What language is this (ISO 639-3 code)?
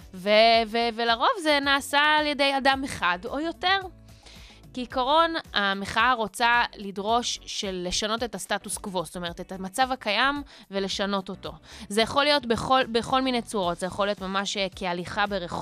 heb